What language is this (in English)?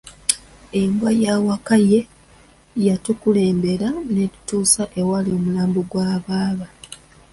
Ganda